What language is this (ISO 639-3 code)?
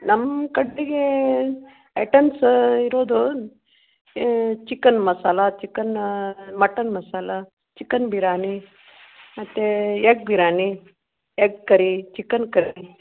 kan